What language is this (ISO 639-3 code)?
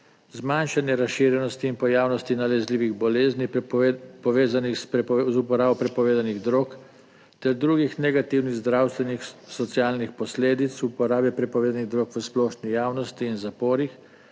slv